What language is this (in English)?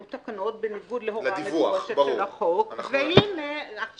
Hebrew